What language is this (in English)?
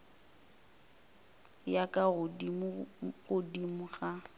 Northern Sotho